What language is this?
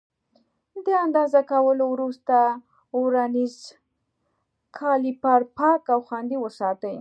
Pashto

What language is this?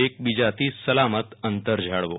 Gujarati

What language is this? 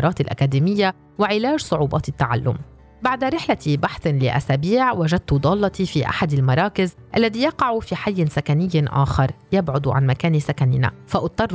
Arabic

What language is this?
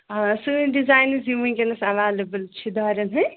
Kashmiri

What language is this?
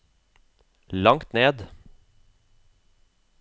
Norwegian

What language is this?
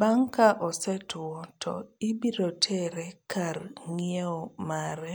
Luo (Kenya and Tanzania)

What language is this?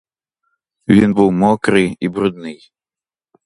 Ukrainian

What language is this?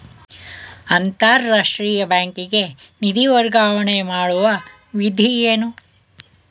Kannada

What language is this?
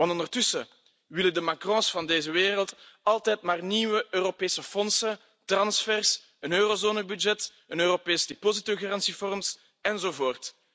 Dutch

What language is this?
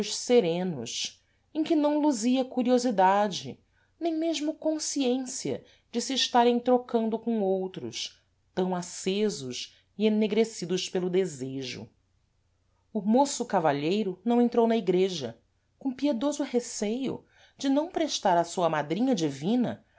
Portuguese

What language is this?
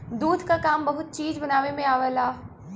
Bhojpuri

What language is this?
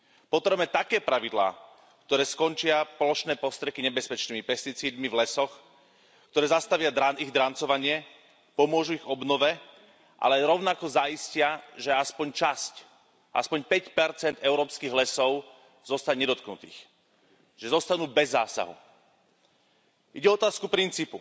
Slovak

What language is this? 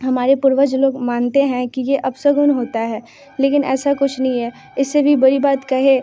Hindi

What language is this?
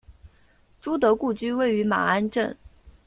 Chinese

